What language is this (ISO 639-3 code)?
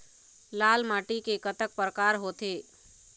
hne